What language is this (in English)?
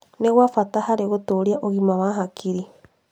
Kikuyu